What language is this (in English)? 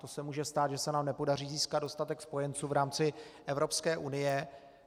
Czech